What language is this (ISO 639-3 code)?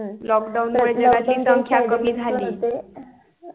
mar